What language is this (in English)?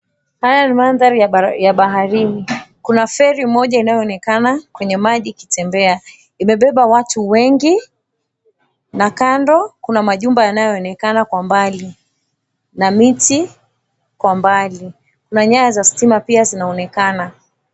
Swahili